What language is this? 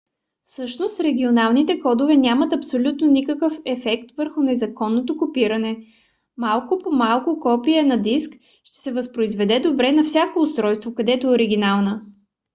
Bulgarian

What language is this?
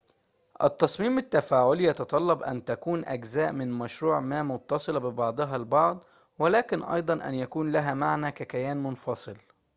Arabic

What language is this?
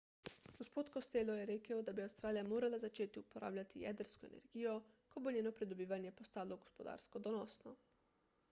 Slovenian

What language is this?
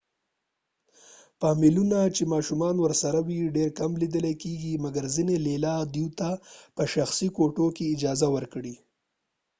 Pashto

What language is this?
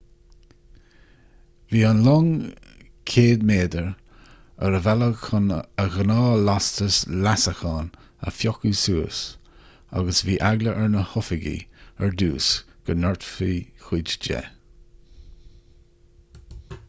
Irish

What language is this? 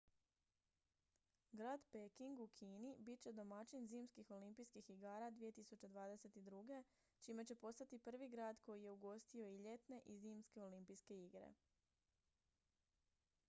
Croatian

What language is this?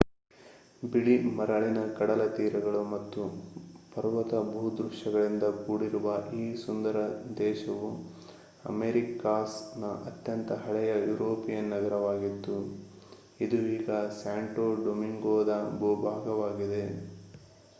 Kannada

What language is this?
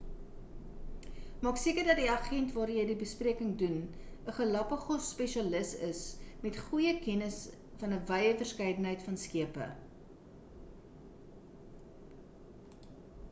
Afrikaans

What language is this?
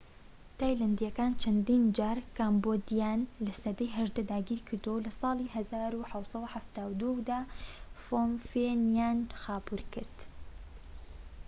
Central Kurdish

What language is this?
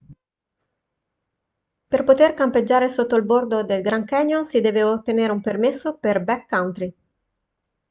Italian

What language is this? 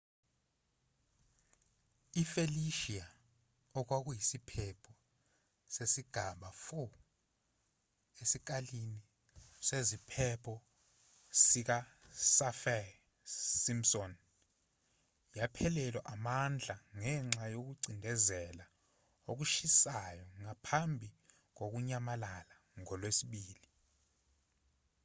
Zulu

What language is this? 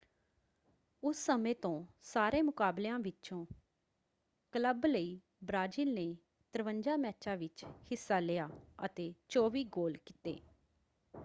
Punjabi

